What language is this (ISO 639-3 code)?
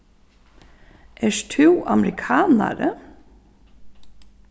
fao